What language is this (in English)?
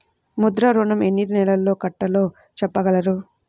Telugu